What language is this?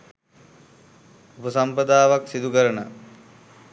Sinhala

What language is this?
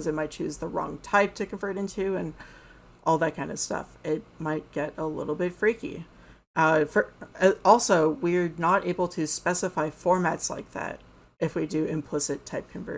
English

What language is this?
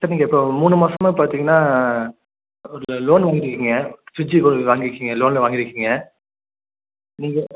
Tamil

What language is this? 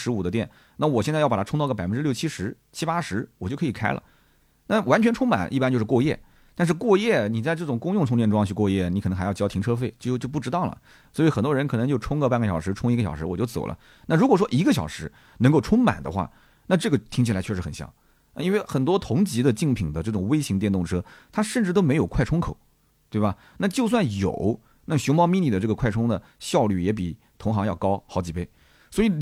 Chinese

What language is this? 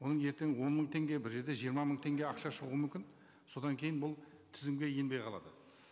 Kazakh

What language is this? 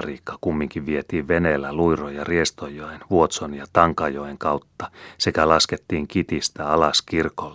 Finnish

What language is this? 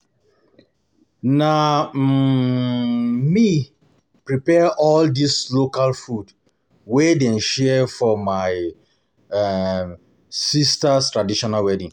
Nigerian Pidgin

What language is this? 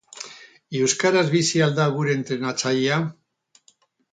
Basque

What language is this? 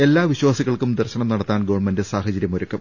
Malayalam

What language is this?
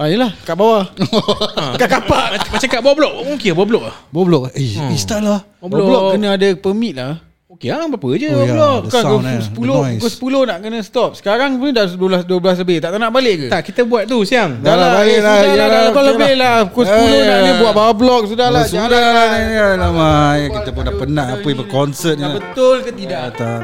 Malay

